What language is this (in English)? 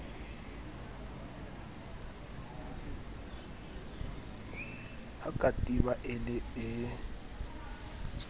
Southern Sotho